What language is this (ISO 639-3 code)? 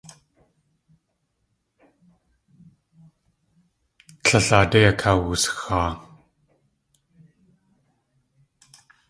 tli